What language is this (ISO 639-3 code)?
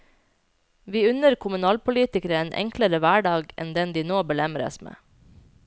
nor